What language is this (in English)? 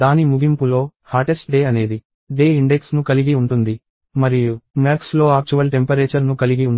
Telugu